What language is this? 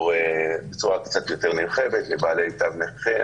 Hebrew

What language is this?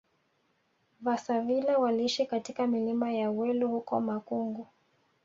Swahili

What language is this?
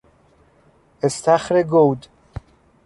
Persian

